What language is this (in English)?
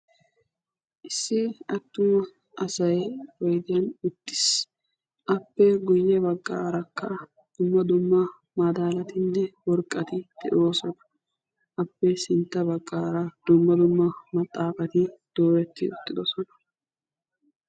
Wolaytta